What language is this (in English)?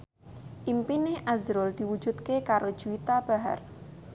Javanese